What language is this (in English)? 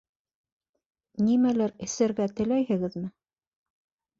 Bashkir